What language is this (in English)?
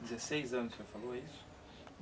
Portuguese